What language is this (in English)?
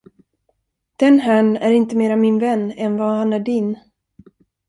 Swedish